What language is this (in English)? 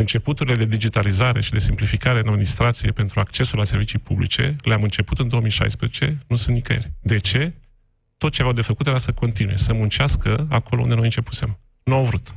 Romanian